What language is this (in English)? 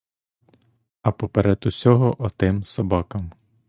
Ukrainian